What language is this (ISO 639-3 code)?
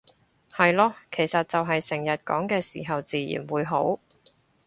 yue